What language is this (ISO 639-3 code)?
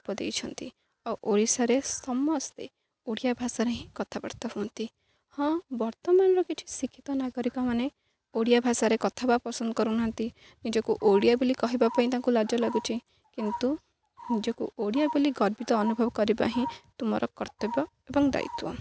ori